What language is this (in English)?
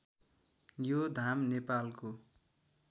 Nepali